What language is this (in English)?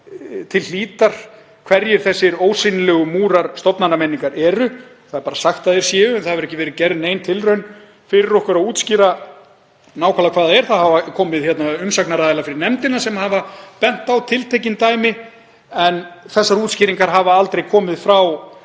Icelandic